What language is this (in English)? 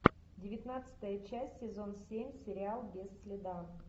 Russian